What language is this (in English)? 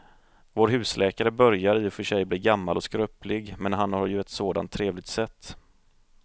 Swedish